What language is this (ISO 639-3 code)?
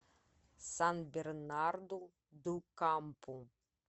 rus